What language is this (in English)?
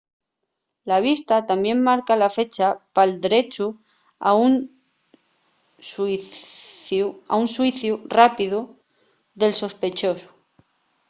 Asturian